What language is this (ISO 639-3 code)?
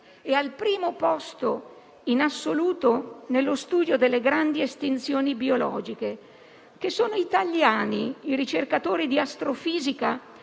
ita